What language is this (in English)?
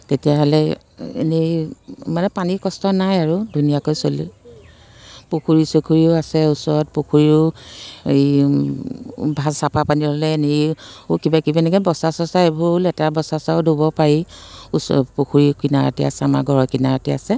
Assamese